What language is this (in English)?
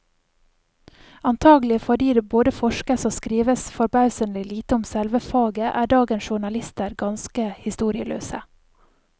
Norwegian